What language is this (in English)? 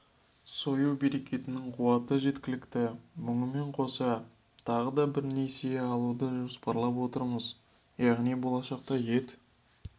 Kazakh